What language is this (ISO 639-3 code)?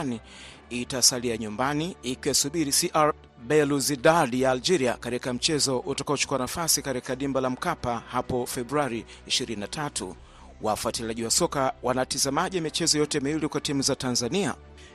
swa